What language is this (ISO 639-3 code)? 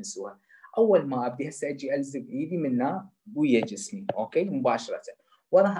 ara